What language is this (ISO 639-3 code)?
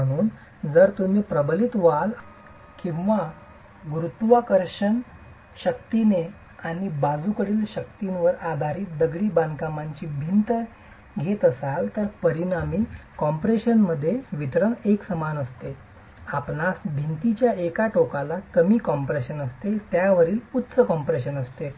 mar